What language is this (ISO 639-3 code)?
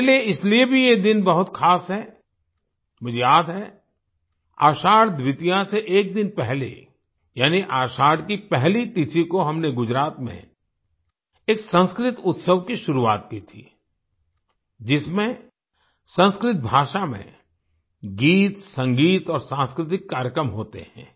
hin